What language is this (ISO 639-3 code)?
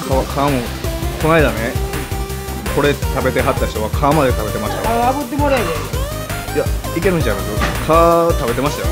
jpn